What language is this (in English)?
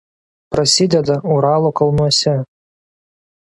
Lithuanian